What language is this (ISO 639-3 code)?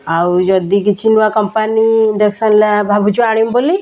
ori